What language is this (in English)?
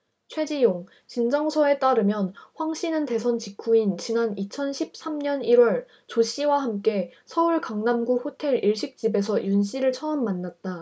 Korean